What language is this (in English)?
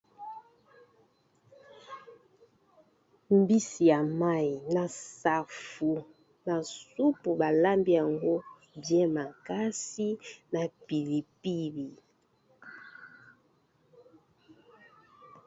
Lingala